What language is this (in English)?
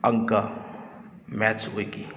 Manipuri